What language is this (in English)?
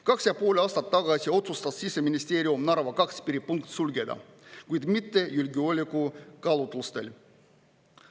Estonian